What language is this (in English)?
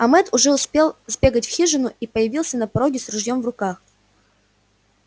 Russian